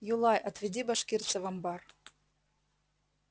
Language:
Russian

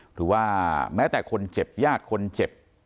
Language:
Thai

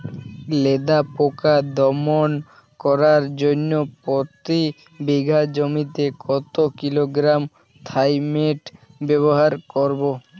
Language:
Bangla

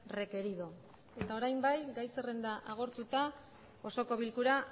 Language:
Basque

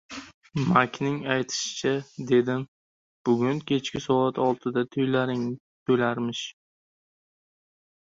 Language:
Uzbek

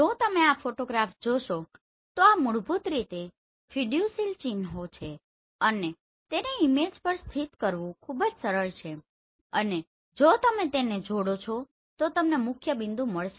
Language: Gujarati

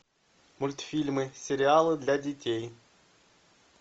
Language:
Russian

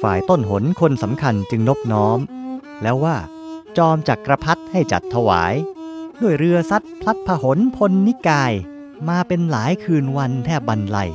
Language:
Thai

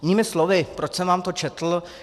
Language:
Czech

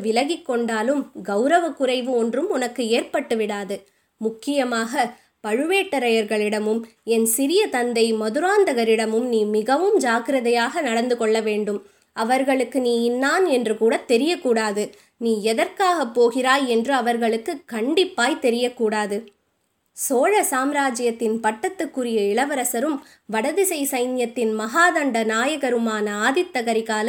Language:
Tamil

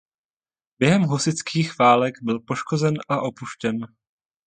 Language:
Czech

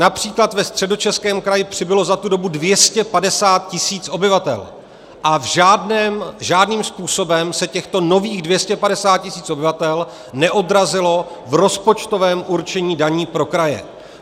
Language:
Czech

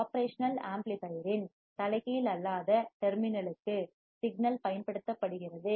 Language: Tamil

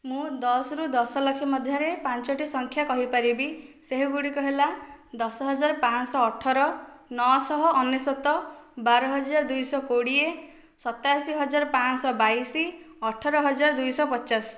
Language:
Odia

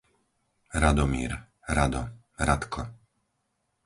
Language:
Slovak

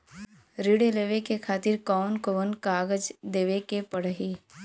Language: Bhojpuri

